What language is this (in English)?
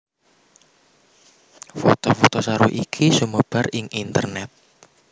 Javanese